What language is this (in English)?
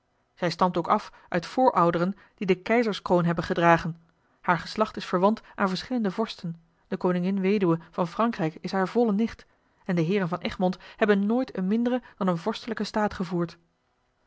Dutch